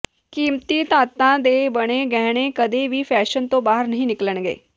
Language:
Punjabi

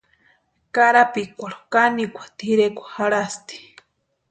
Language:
Western Highland Purepecha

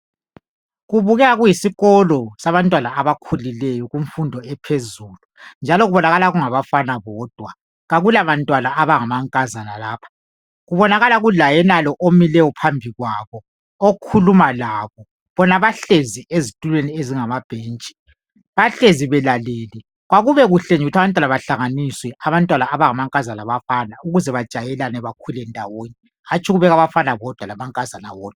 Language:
North Ndebele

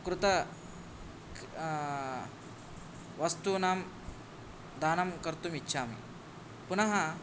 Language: Sanskrit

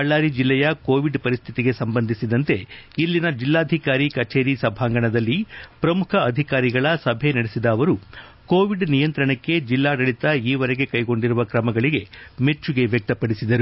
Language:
Kannada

